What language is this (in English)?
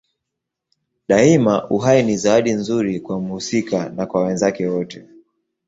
Swahili